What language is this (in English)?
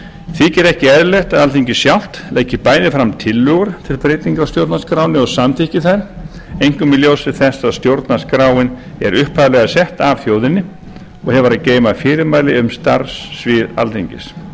Icelandic